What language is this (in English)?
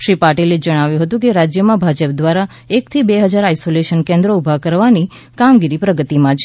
Gujarati